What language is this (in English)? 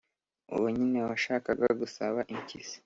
Kinyarwanda